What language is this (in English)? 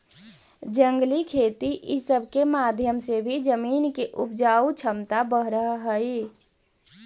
Magahi